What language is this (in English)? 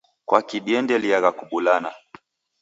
Taita